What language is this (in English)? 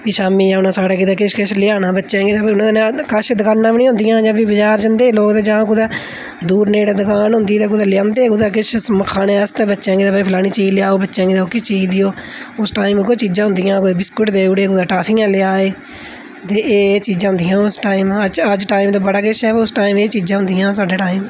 Dogri